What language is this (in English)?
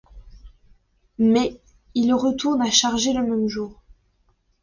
French